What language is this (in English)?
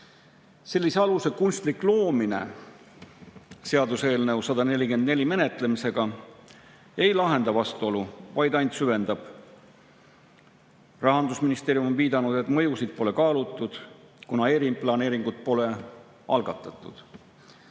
Estonian